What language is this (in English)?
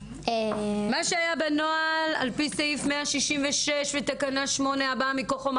Hebrew